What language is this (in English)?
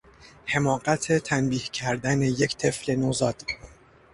Persian